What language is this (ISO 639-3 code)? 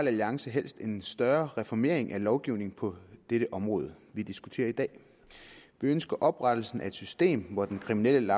dan